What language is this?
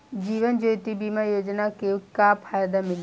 Bhojpuri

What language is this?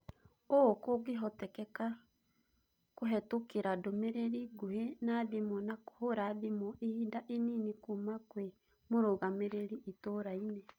Kikuyu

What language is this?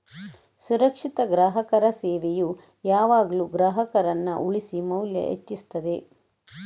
Kannada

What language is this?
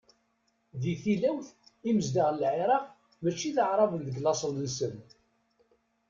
Kabyle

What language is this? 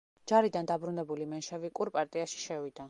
Georgian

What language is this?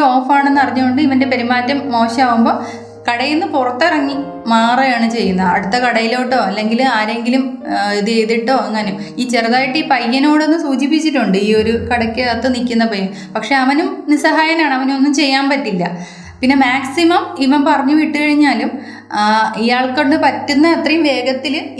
Malayalam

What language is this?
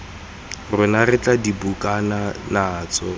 Tswana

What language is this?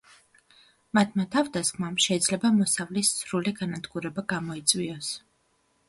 Georgian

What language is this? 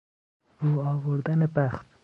Persian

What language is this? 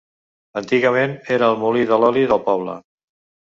Catalan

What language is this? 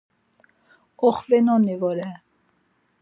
Laz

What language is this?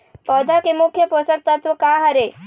Chhattisgarhi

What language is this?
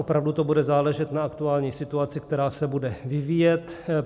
Czech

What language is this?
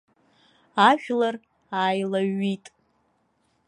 Abkhazian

